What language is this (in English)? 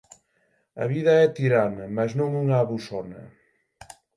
Galician